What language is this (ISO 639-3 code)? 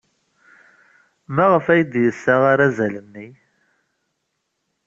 kab